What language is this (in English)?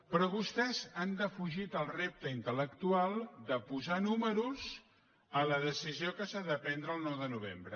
Catalan